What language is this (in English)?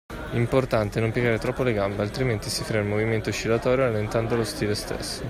Italian